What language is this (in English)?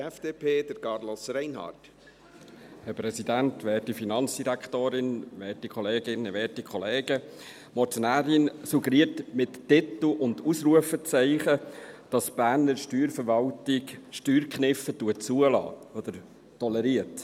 Swiss German